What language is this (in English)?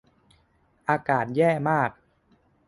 Thai